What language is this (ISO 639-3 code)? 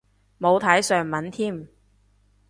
yue